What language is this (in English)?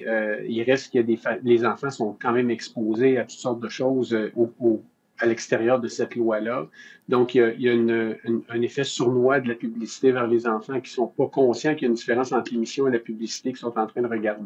French